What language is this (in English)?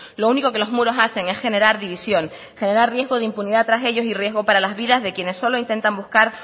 Spanish